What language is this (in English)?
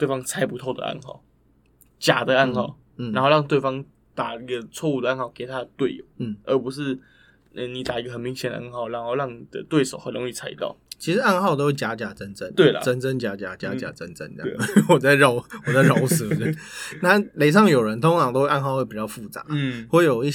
Chinese